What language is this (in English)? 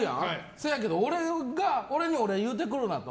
Japanese